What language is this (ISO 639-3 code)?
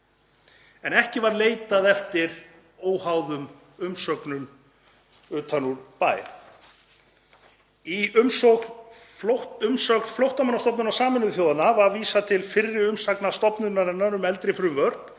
isl